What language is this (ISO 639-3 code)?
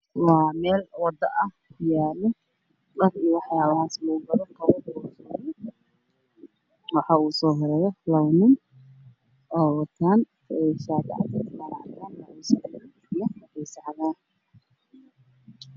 som